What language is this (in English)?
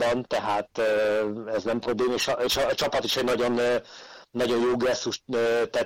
Hungarian